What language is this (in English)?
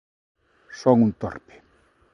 Galician